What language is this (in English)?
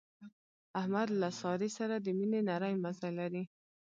Pashto